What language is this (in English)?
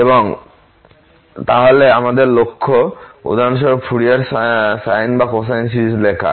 Bangla